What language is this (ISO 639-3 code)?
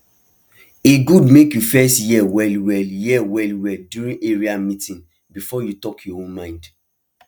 pcm